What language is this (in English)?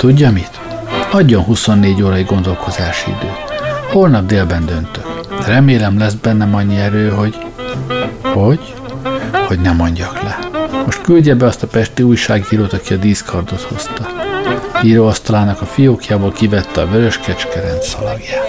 Hungarian